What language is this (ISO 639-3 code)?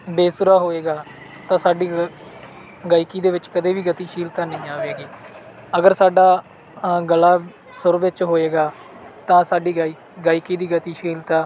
pan